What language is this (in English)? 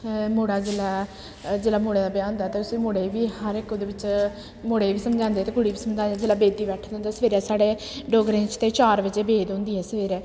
Dogri